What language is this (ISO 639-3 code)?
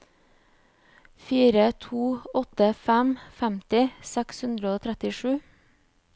nor